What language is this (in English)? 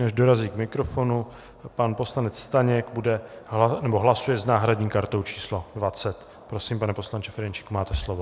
Czech